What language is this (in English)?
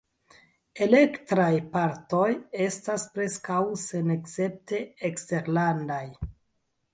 Esperanto